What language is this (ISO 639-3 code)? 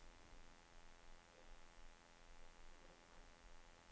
dan